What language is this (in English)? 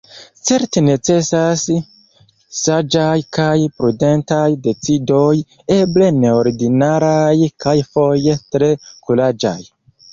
Esperanto